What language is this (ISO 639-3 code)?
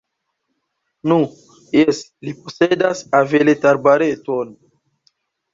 epo